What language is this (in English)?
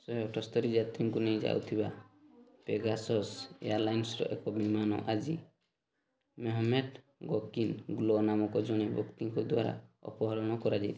Odia